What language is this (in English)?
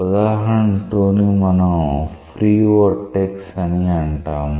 Telugu